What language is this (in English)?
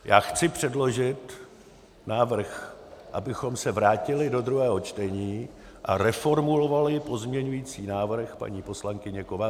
Czech